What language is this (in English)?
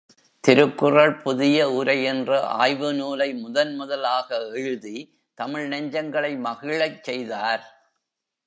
Tamil